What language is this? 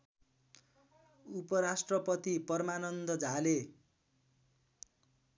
Nepali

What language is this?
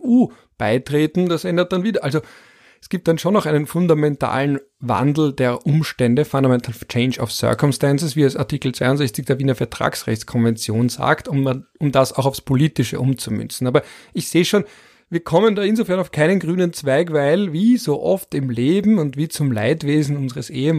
German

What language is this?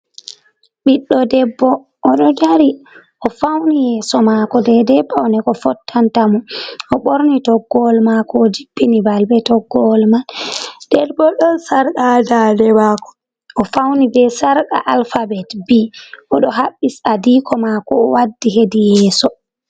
Fula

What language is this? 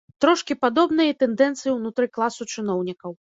Belarusian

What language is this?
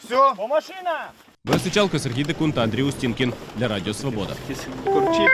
Ukrainian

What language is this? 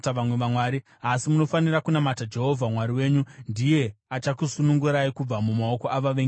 Shona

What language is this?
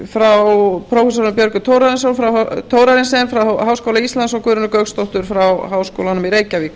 Icelandic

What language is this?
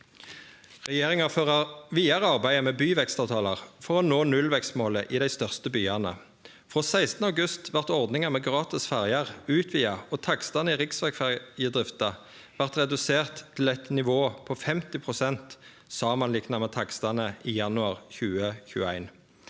Norwegian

